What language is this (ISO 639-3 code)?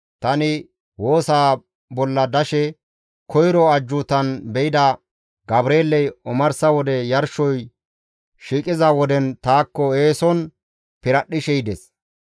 gmv